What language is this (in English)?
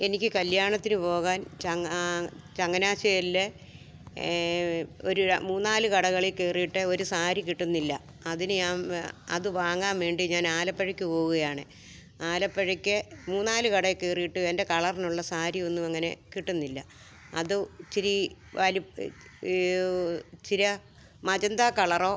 Malayalam